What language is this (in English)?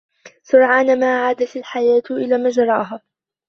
Arabic